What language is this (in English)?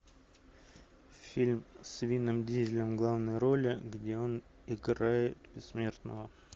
Russian